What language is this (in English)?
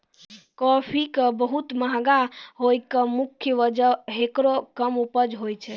Maithili